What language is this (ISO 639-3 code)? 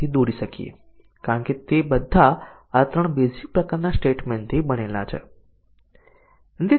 guj